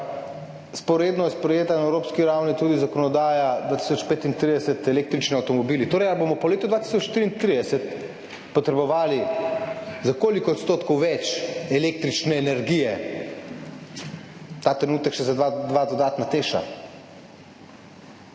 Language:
Slovenian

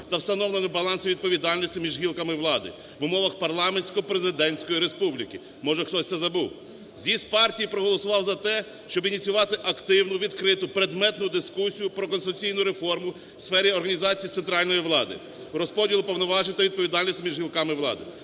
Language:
Ukrainian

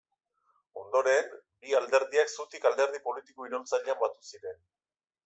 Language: Basque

